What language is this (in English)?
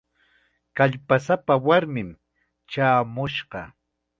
Chiquián Ancash Quechua